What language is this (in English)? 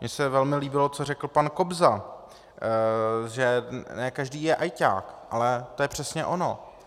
Czech